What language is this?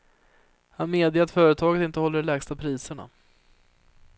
Swedish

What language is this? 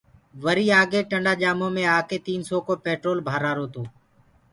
Gurgula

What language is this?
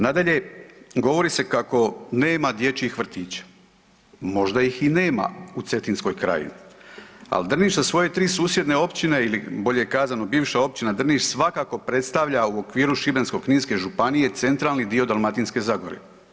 Croatian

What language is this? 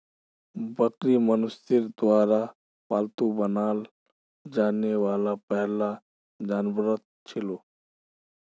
Magahi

